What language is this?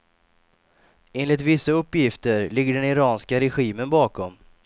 Swedish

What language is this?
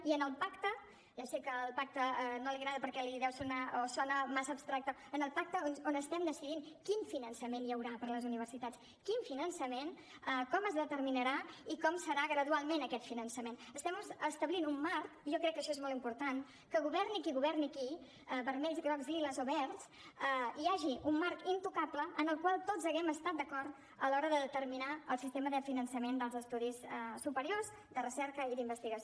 Catalan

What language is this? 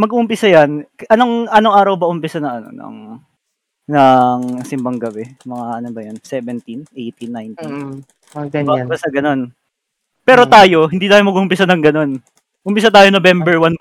Filipino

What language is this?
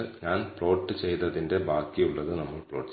Malayalam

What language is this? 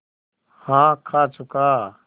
Hindi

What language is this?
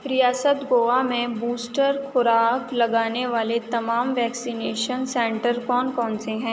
Urdu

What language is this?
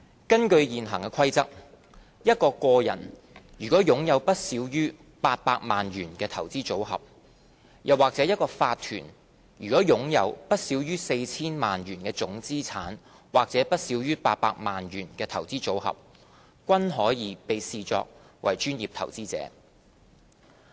Cantonese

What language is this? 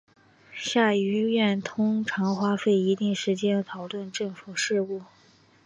Chinese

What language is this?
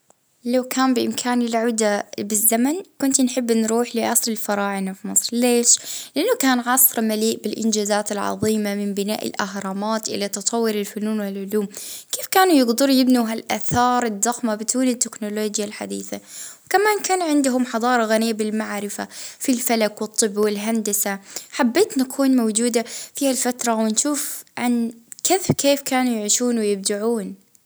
Libyan Arabic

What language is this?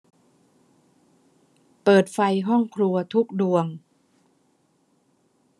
Thai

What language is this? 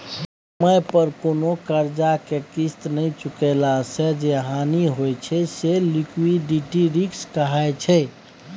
Maithili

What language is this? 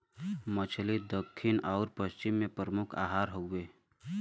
Bhojpuri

